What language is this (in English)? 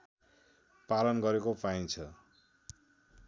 Nepali